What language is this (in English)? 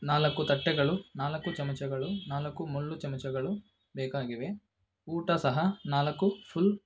Kannada